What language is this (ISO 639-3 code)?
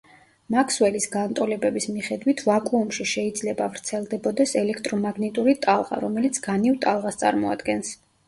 kat